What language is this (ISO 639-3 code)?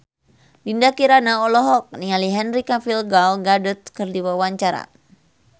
sun